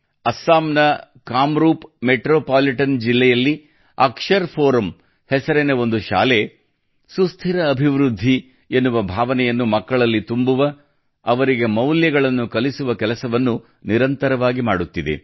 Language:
Kannada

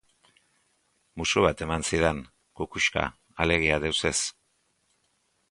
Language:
Basque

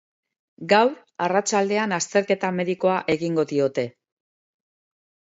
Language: Basque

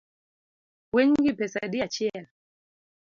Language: Luo (Kenya and Tanzania)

